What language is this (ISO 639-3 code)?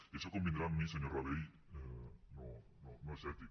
cat